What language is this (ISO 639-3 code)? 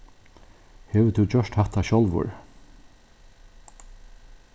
fao